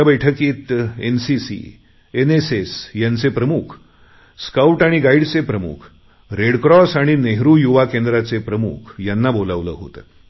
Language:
Marathi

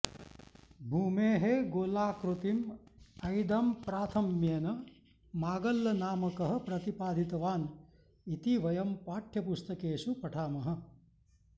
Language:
Sanskrit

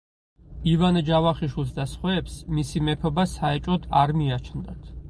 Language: Georgian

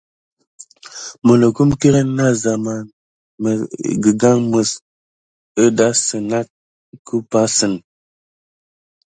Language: Gidar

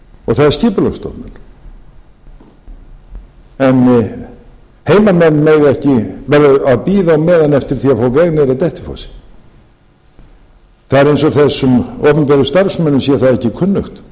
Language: Icelandic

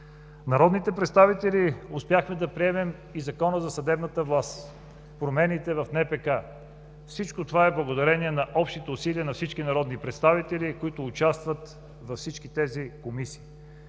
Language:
Bulgarian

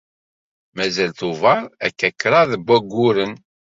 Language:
Kabyle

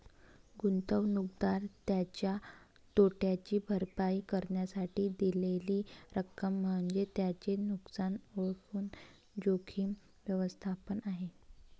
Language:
Marathi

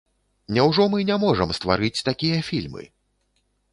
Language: Belarusian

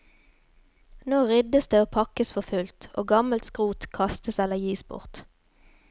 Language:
Norwegian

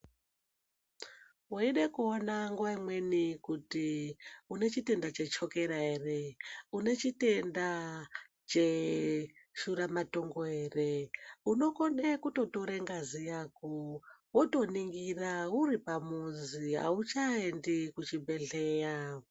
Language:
Ndau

